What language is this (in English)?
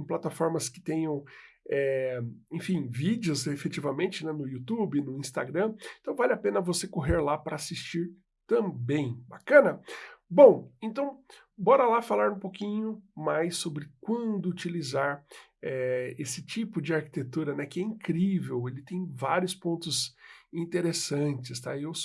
Portuguese